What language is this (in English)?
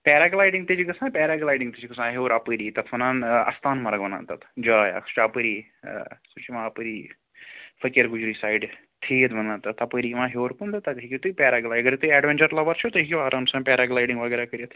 Kashmiri